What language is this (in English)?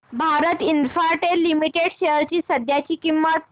Marathi